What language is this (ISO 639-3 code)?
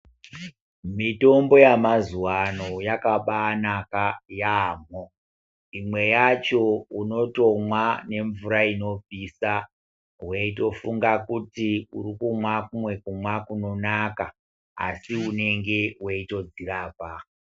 ndc